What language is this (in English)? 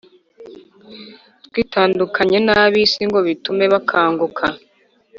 Kinyarwanda